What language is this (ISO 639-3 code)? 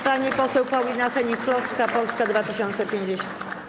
pol